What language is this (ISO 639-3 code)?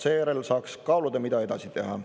est